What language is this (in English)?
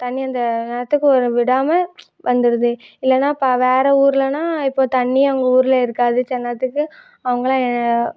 Tamil